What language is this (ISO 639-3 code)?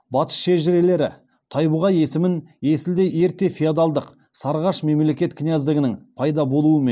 kaz